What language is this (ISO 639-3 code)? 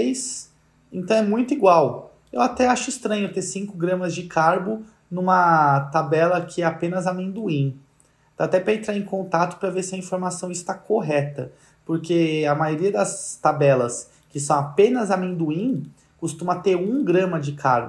por